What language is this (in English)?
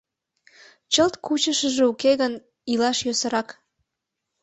Mari